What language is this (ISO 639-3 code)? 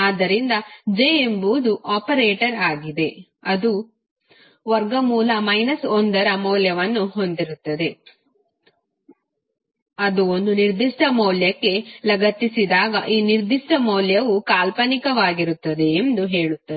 kan